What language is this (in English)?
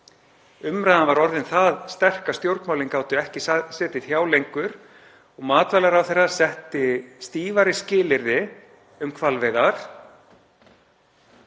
Icelandic